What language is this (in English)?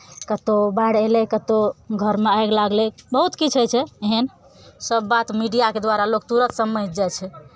Maithili